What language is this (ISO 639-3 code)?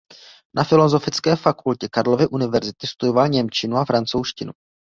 ces